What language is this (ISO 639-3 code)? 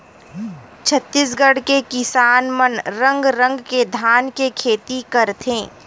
hne